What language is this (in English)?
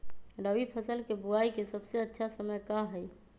Magahi